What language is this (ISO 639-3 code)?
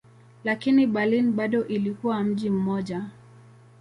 swa